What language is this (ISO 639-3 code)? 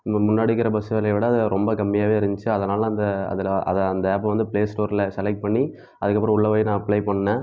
tam